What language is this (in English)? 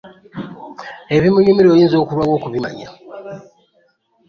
Ganda